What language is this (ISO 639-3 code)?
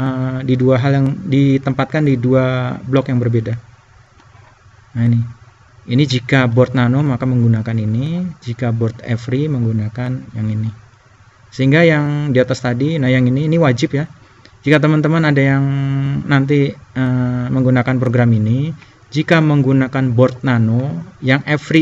ind